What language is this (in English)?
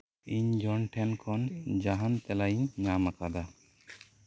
Santali